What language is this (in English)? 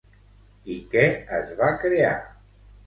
Catalan